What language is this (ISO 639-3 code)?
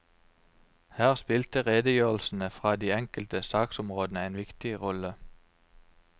nor